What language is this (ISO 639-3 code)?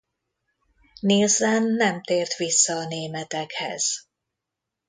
hun